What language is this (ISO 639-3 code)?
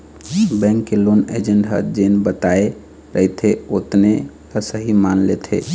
hne